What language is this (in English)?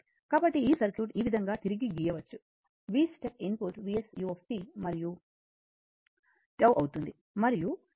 Telugu